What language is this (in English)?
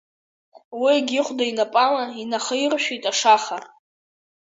Abkhazian